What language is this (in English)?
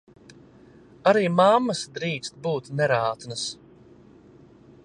Latvian